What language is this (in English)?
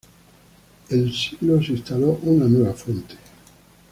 Spanish